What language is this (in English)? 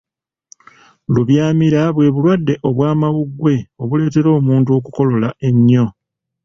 Ganda